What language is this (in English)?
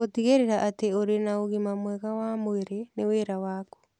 Kikuyu